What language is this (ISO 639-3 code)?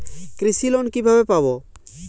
ben